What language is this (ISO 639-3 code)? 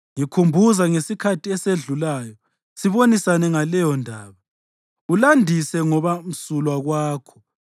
nde